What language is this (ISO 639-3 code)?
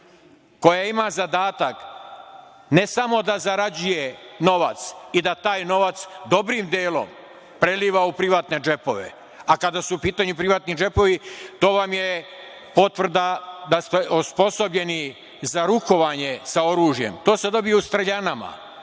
srp